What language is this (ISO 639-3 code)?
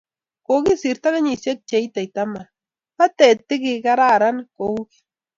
kln